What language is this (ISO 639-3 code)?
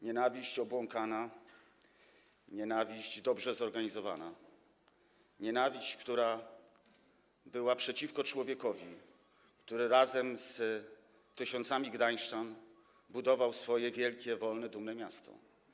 pol